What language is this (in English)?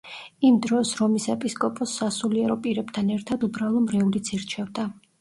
Georgian